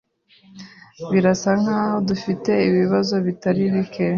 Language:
Kinyarwanda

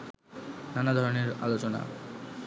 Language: Bangla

